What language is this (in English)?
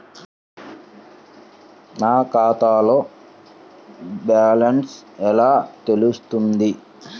Telugu